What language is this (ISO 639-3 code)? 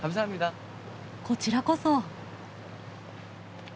jpn